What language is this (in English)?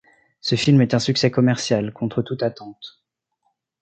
French